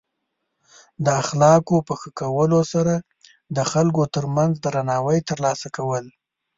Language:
Pashto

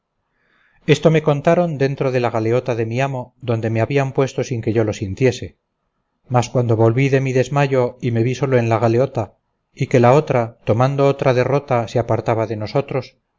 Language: Spanish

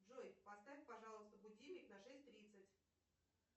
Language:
Russian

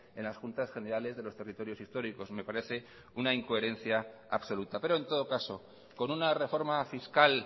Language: Spanish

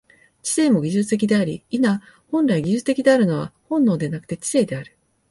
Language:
Japanese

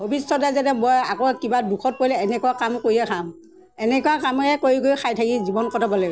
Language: Assamese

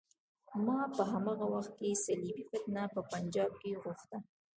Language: Pashto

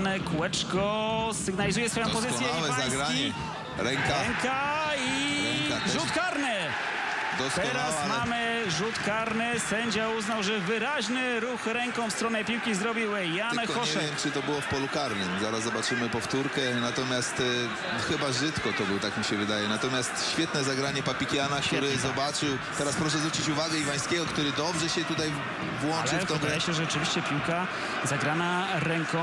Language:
Polish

